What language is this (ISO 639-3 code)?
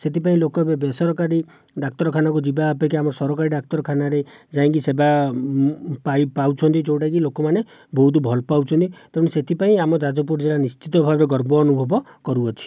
ori